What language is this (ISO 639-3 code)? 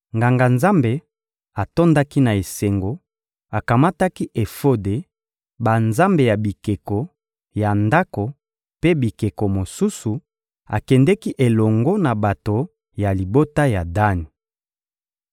lin